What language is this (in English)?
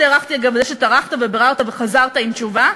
Hebrew